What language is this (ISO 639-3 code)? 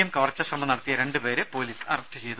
mal